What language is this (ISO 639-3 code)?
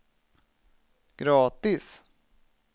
swe